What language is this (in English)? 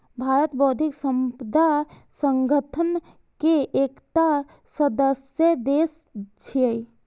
Maithili